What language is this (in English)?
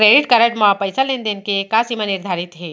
Chhattisgarhi